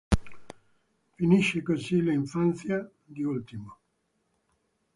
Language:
Italian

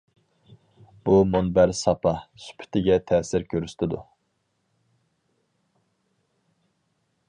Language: Uyghur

